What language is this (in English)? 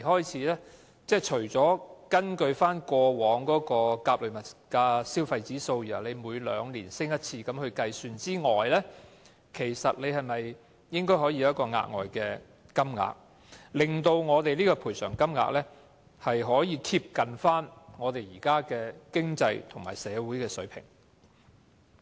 Cantonese